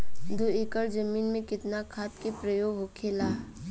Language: Bhojpuri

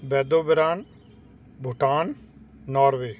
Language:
Punjabi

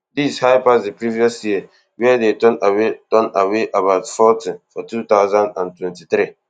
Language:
Nigerian Pidgin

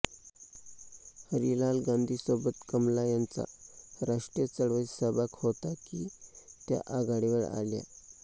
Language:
Marathi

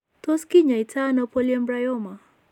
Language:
Kalenjin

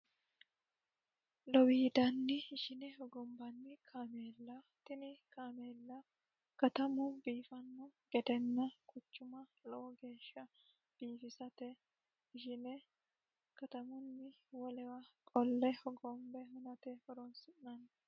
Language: Sidamo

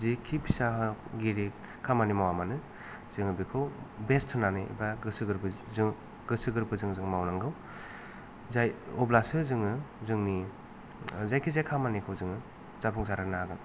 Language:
Bodo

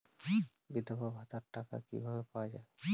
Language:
Bangla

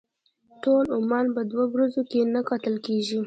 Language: Pashto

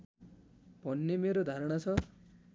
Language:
Nepali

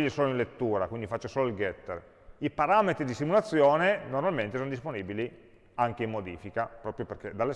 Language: Italian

